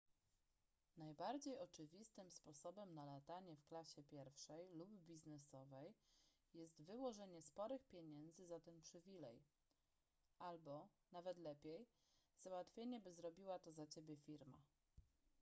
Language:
Polish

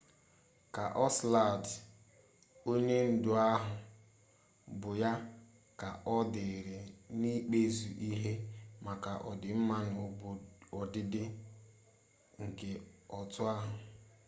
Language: Igbo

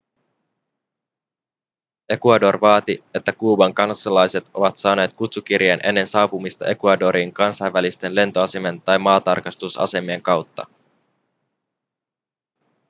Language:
Finnish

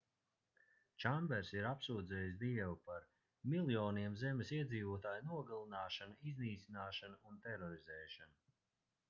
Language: Latvian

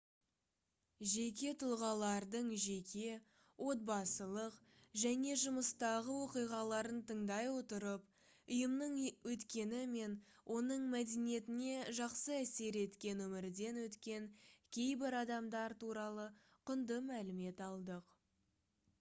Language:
Kazakh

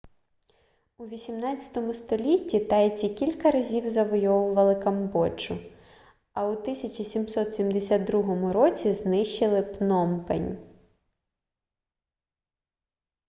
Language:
Ukrainian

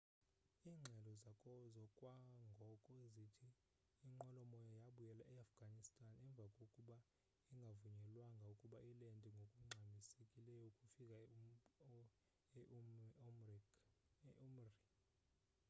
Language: Xhosa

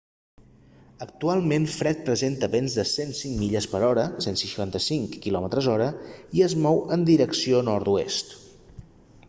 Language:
Catalan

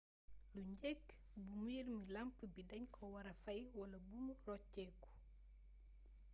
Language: Wolof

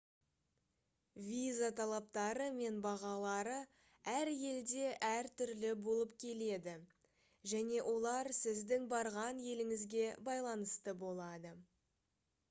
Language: Kazakh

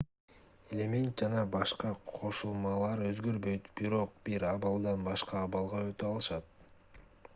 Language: Kyrgyz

